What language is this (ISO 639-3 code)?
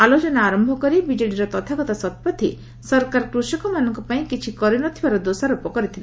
ori